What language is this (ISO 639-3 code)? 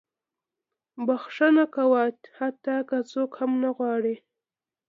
pus